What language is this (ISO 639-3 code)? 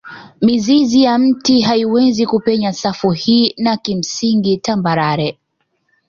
swa